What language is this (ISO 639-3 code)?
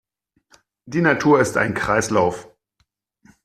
deu